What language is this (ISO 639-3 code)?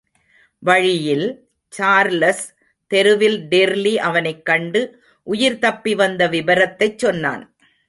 tam